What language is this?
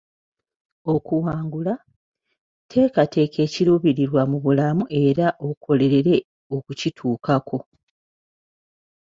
Ganda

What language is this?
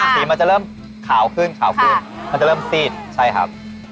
Thai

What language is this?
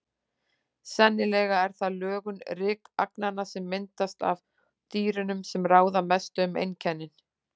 Icelandic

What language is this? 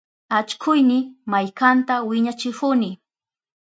Southern Pastaza Quechua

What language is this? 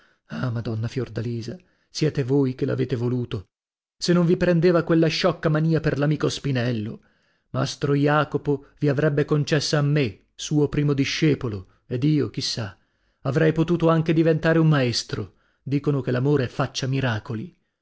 Italian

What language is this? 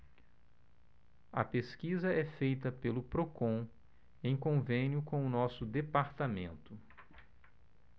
Portuguese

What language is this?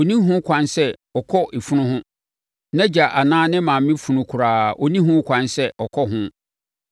Akan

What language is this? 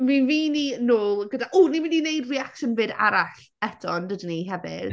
Welsh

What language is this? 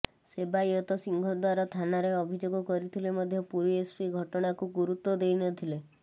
Odia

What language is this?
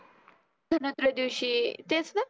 Marathi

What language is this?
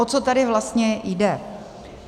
Czech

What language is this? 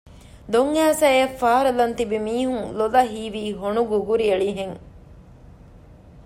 Divehi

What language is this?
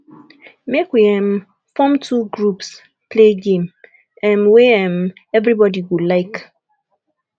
Nigerian Pidgin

